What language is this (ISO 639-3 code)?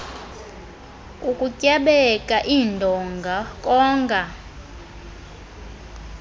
xho